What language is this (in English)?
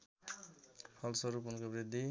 Nepali